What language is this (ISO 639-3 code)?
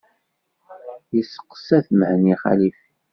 kab